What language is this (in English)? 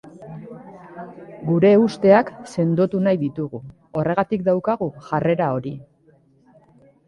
Basque